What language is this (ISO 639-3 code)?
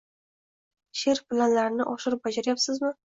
uzb